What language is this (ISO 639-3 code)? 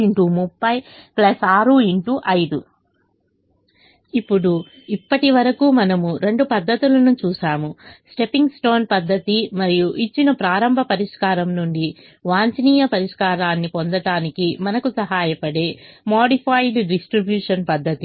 tel